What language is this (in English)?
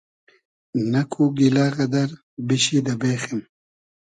Hazaragi